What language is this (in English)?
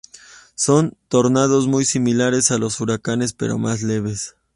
Spanish